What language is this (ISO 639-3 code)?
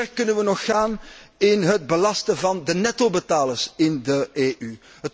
nld